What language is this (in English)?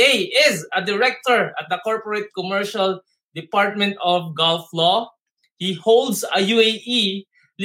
Filipino